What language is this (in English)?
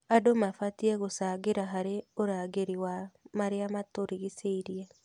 Kikuyu